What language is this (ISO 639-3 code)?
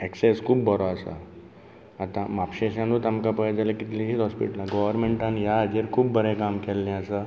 kok